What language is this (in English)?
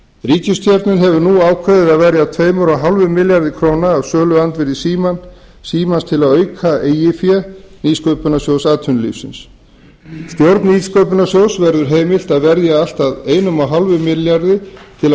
Icelandic